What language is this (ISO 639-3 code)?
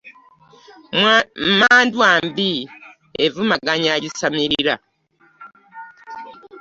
lug